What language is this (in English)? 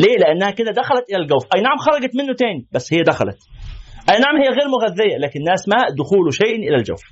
Arabic